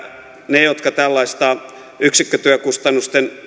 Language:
Finnish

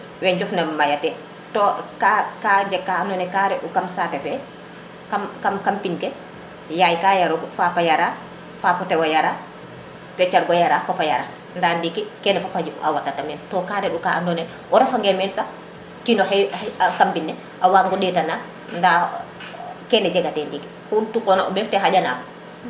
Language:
Serer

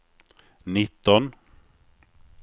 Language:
Swedish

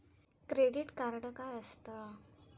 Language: Marathi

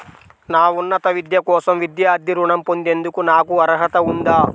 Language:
Telugu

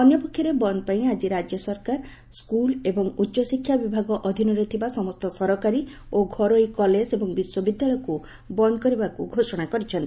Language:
Odia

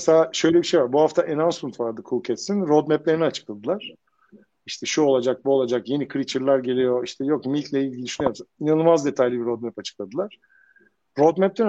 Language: Turkish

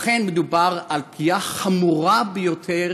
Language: Hebrew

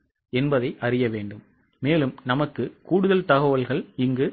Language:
Tamil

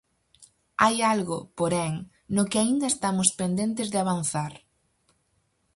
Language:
Galician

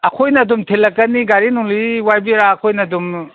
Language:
Manipuri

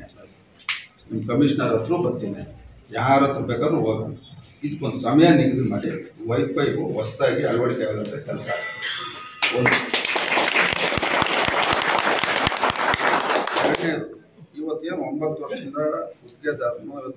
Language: Kannada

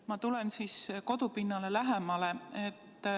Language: Estonian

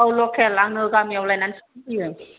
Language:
Bodo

